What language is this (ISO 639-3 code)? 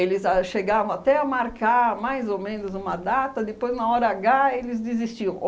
por